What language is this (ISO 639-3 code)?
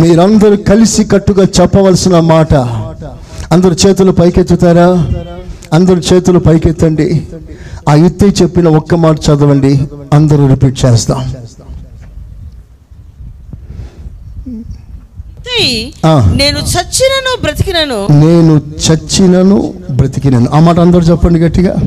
tel